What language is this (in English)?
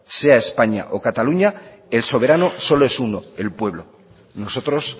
Spanish